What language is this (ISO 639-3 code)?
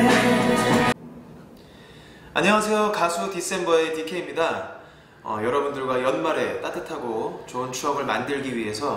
kor